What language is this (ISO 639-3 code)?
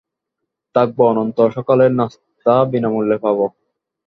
ben